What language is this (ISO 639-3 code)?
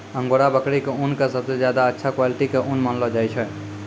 mai